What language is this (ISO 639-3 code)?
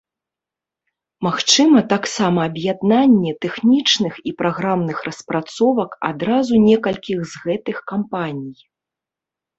bel